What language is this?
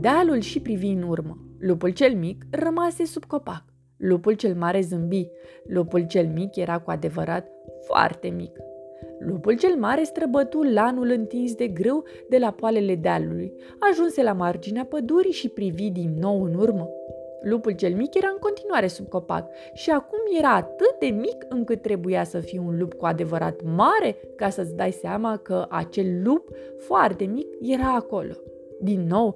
Romanian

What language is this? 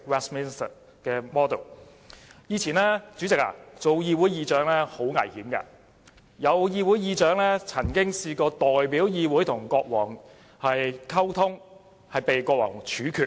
Cantonese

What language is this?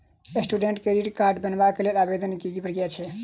Maithili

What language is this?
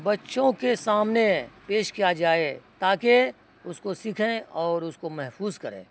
Urdu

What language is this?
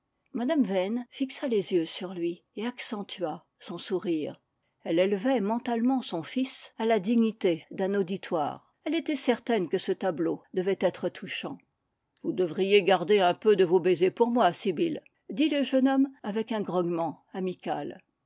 French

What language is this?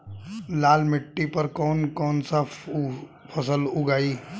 Bhojpuri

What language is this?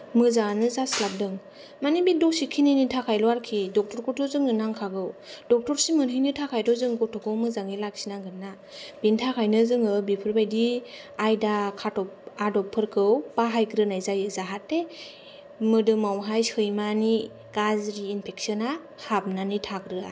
Bodo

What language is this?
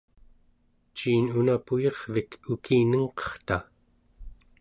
Central Yupik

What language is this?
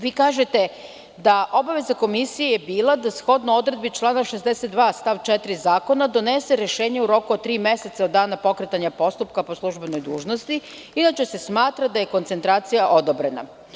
Serbian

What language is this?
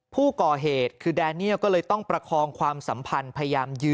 Thai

